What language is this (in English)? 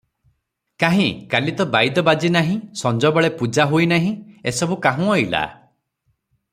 Odia